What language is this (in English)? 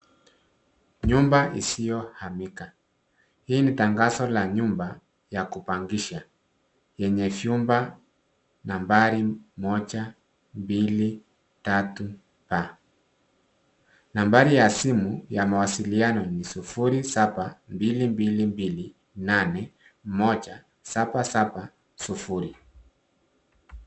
Swahili